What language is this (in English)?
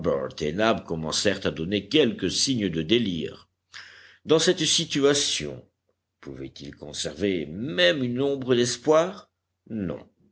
French